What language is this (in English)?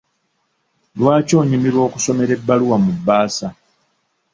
Ganda